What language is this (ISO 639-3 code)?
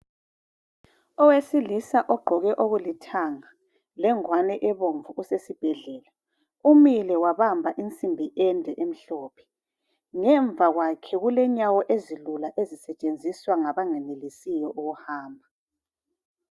nde